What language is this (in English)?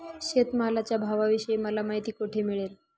Marathi